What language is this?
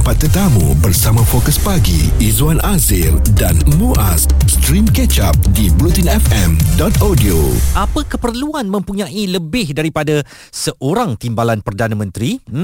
Malay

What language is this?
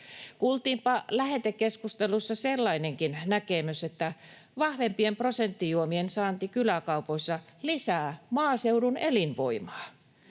Finnish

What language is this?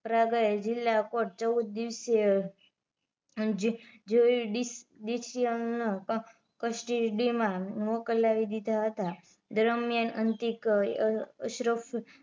Gujarati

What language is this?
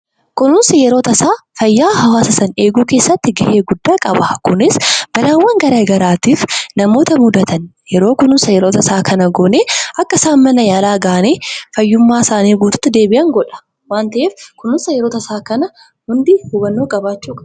Oromo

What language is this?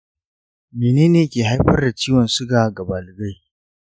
Hausa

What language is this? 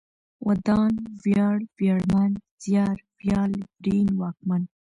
Pashto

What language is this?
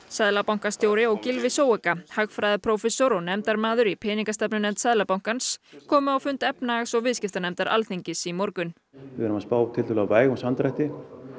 Icelandic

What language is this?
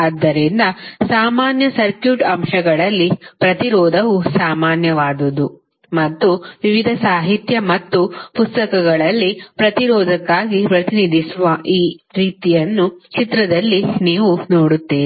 Kannada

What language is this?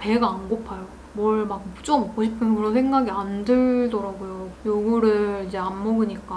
Korean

